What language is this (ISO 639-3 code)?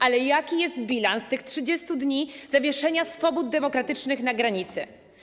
pol